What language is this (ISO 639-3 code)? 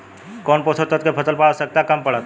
bho